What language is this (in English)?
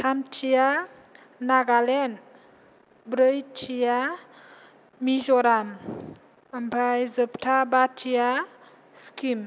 Bodo